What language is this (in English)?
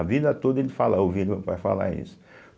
Portuguese